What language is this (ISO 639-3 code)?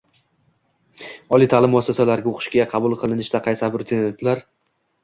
uzb